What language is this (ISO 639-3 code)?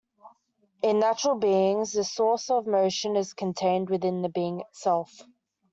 eng